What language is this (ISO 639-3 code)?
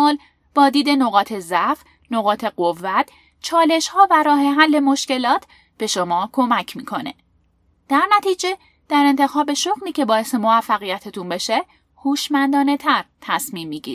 fas